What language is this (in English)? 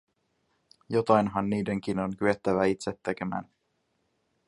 Finnish